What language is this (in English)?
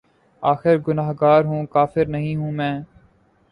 Urdu